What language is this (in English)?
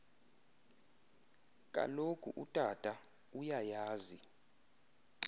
Xhosa